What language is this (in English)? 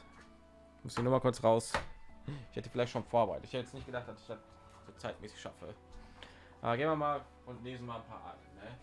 German